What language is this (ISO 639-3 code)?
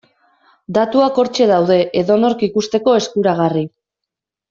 eus